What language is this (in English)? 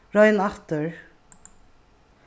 Faroese